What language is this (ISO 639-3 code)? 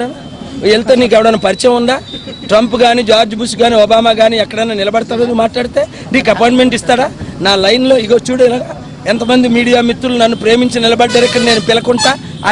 tel